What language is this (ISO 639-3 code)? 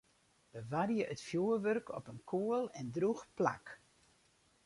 fry